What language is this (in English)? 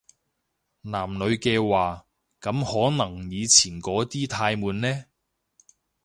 Cantonese